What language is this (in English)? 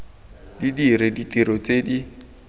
Tswana